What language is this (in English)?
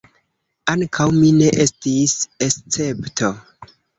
Esperanto